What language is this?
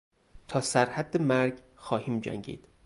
Persian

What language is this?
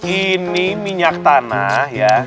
Indonesian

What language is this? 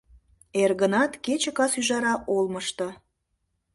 Mari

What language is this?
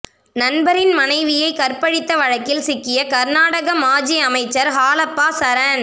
Tamil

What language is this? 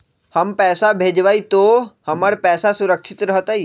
Magahi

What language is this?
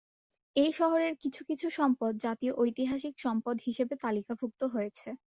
Bangla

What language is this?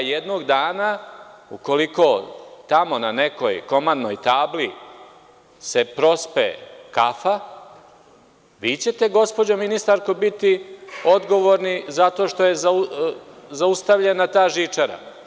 Serbian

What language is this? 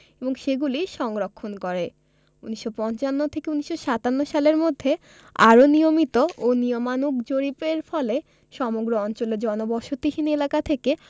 Bangla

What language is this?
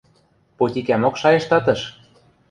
Western Mari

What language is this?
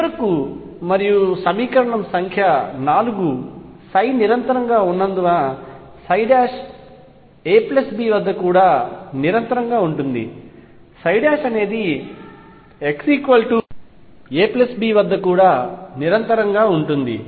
Telugu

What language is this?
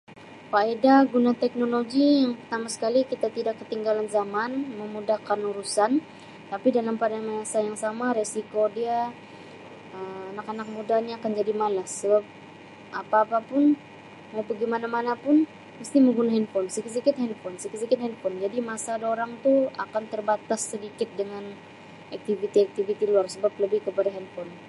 Sabah Malay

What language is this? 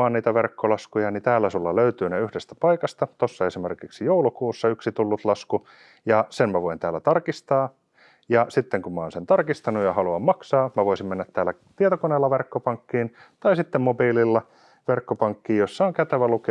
Finnish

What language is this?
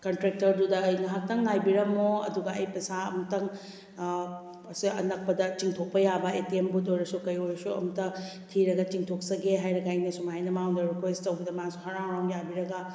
Manipuri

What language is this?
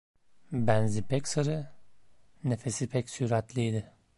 Turkish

